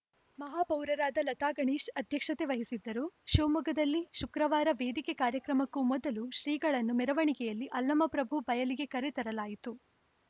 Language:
Kannada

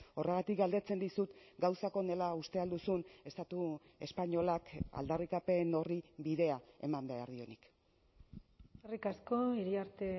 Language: Basque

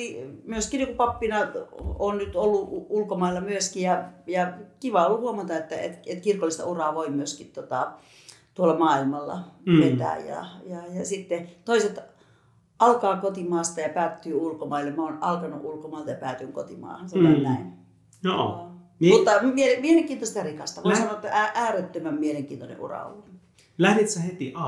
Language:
Finnish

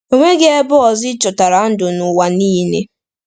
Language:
Igbo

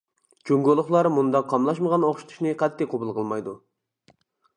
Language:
Uyghur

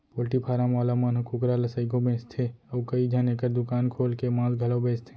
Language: Chhattisgarhi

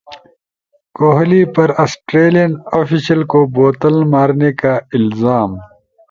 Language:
Urdu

